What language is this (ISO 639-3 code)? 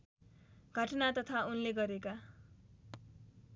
nep